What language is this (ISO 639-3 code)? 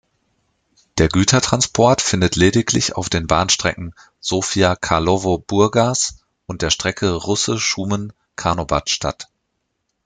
deu